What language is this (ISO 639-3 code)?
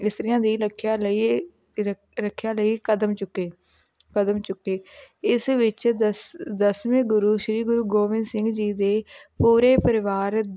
pan